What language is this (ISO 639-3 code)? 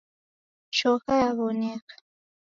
dav